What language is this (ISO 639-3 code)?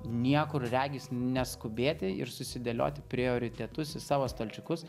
lit